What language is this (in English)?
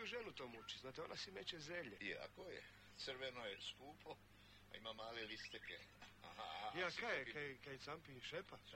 Croatian